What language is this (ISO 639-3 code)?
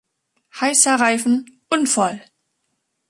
deu